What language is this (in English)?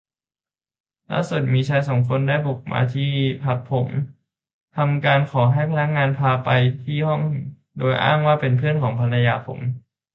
Thai